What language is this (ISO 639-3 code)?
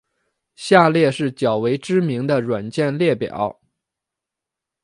zho